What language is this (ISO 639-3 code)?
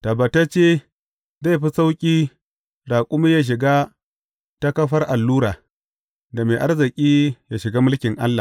hau